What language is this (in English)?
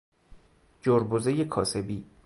Persian